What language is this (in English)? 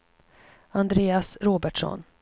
Swedish